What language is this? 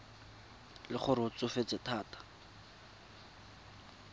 Tswana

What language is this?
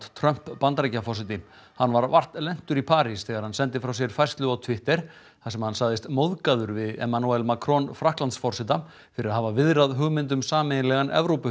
Icelandic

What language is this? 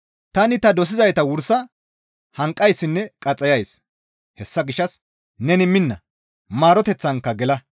Gamo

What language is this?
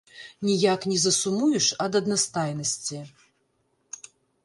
Belarusian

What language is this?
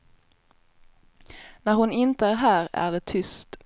Swedish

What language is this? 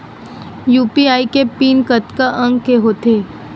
Chhattisgarhi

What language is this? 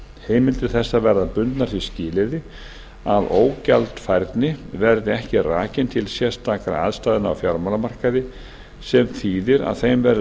Icelandic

